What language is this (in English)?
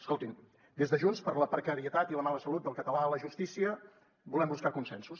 Catalan